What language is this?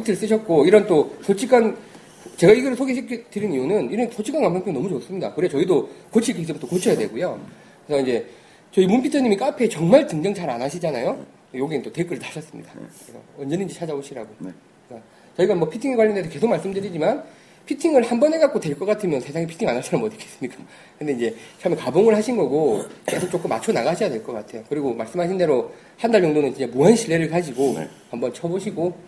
Korean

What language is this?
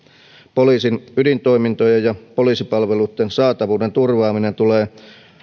Finnish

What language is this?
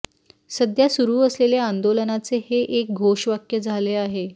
Marathi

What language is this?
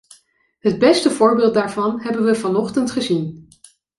Dutch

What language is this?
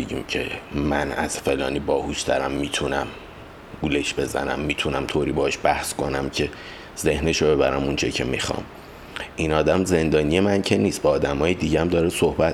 Persian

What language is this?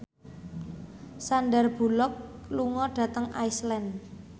Javanese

